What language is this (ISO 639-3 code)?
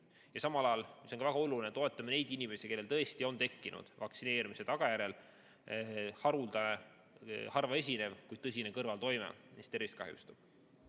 est